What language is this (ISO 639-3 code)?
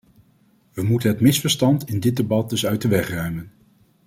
nld